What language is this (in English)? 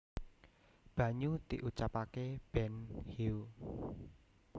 Javanese